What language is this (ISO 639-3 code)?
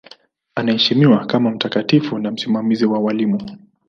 swa